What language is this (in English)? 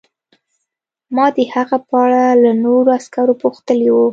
Pashto